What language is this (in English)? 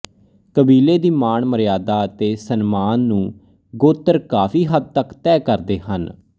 Punjabi